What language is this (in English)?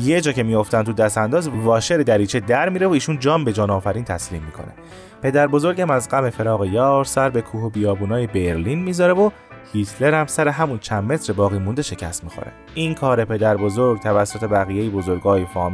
Persian